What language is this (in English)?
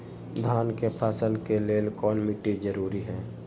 Magahi